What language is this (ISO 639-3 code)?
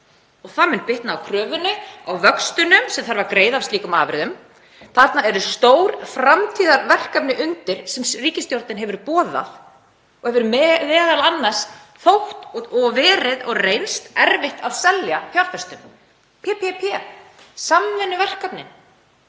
isl